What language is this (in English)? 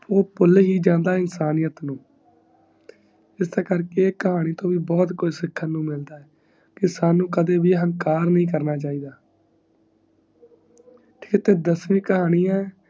Punjabi